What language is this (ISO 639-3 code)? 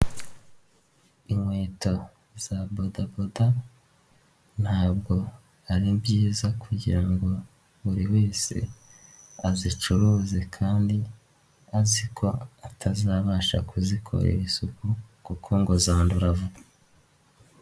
kin